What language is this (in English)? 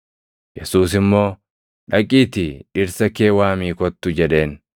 Oromo